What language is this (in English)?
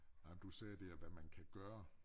Danish